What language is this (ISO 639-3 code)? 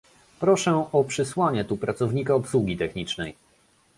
pol